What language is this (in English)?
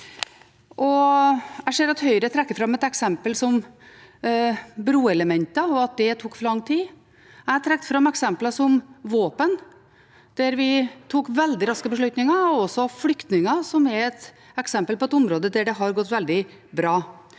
Norwegian